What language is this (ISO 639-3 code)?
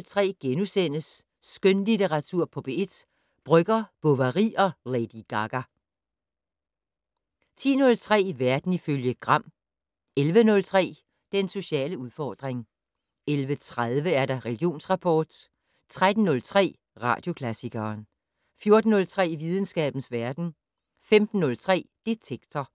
dan